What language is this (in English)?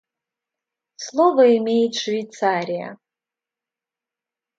Russian